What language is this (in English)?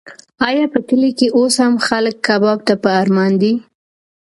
Pashto